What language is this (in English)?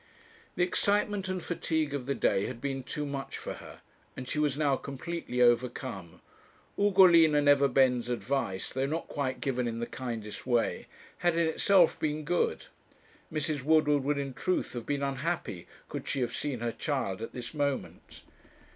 English